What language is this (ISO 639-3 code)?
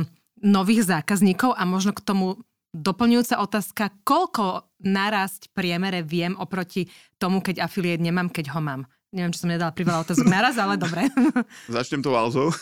slk